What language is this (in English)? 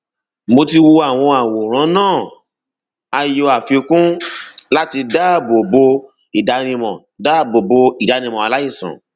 Yoruba